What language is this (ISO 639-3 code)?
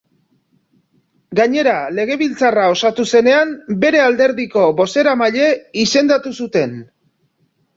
eus